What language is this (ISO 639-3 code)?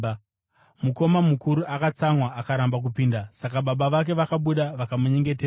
sna